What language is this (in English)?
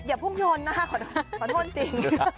Thai